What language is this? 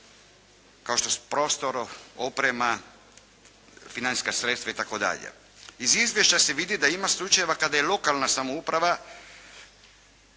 Croatian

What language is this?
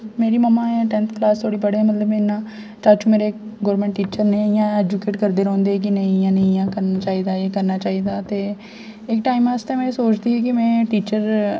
Dogri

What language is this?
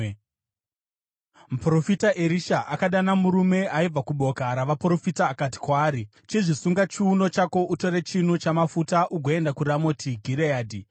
Shona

